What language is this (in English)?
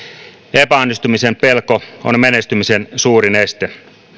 Finnish